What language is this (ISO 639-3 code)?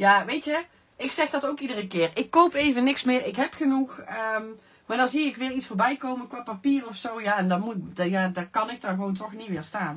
nld